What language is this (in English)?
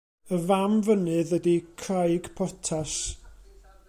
Welsh